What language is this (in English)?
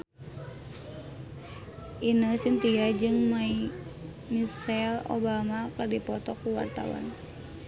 Sundanese